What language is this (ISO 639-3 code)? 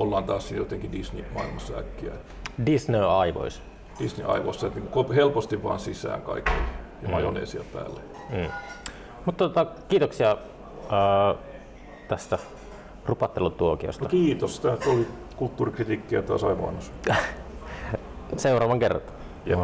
fin